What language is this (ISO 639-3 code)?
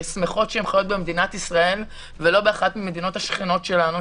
heb